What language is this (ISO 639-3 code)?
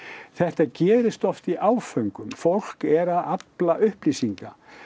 isl